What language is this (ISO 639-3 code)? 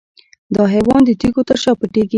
pus